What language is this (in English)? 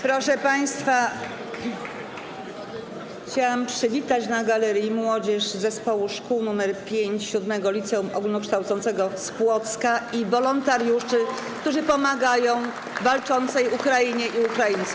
Polish